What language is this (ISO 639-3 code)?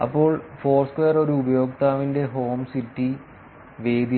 mal